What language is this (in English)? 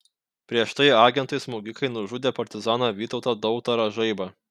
Lithuanian